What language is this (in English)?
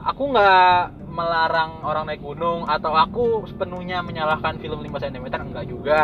Indonesian